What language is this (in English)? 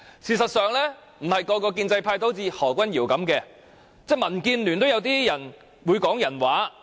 Cantonese